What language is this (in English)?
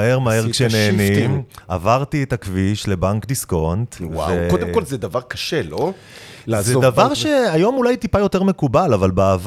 Hebrew